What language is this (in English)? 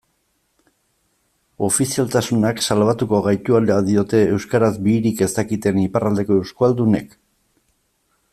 Basque